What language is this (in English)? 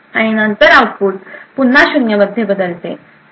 Marathi